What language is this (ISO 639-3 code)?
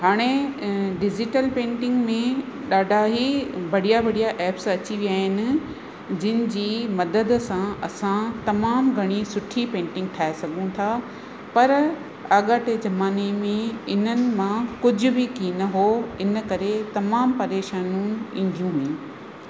snd